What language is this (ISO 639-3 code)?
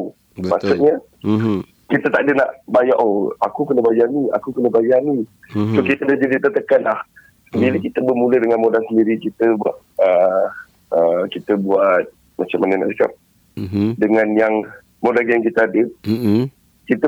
msa